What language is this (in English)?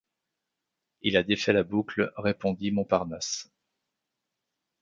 French